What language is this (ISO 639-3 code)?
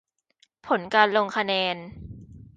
tha